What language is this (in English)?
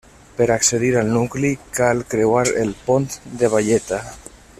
Catalan